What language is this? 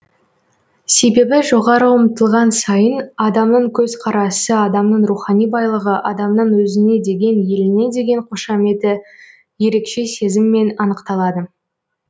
Kazakh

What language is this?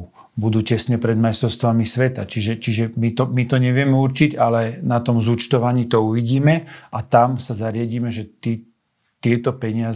Slovak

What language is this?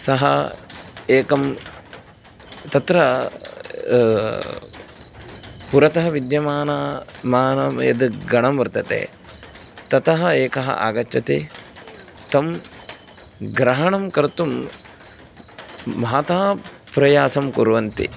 Sanskrit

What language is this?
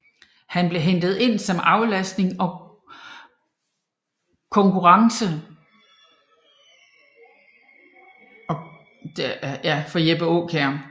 Danish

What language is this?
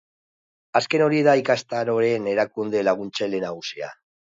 Basque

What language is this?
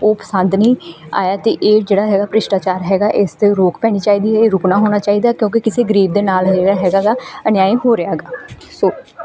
Punjabi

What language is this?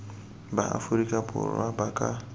Tswana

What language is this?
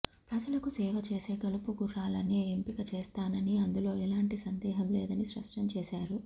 Telugu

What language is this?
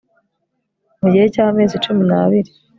Kinyarwanda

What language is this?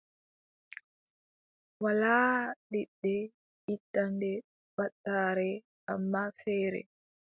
Adamawa Fulfulde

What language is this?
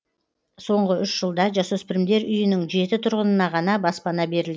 Kazakh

